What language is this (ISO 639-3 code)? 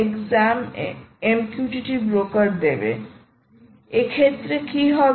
ben